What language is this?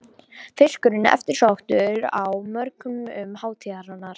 Icelandic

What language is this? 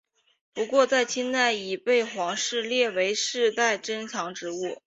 Chinese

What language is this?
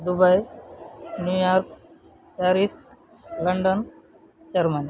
Kannada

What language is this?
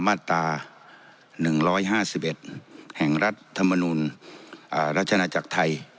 Thai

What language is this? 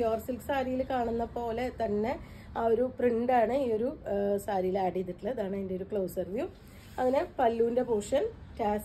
Arabic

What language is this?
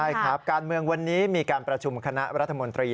Thai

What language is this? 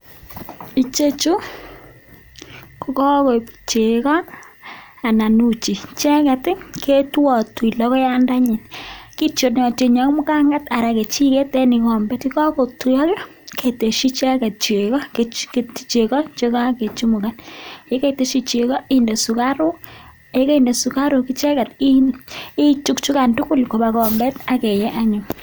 Kalenjin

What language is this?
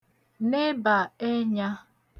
Igbo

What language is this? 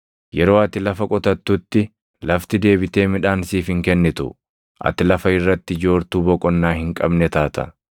Oromo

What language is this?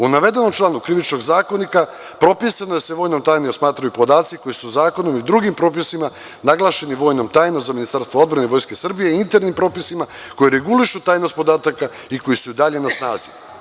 Serbian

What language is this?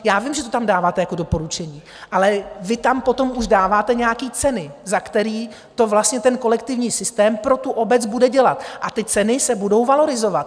Czech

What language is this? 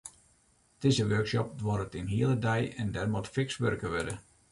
Western Frisian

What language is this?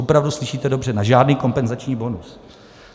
Czech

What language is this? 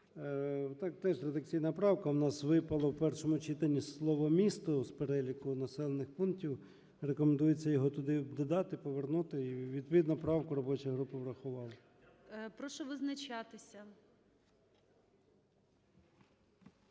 Ukrainian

